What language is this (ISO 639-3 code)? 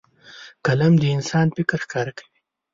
pus